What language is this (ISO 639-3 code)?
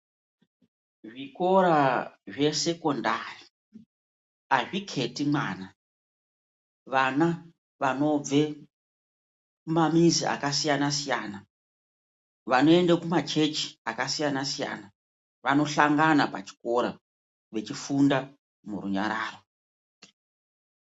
ndc